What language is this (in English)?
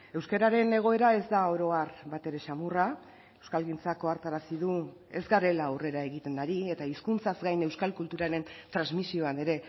Basque